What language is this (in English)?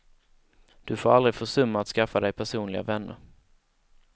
Swedish